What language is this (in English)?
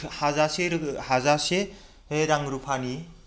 Bodo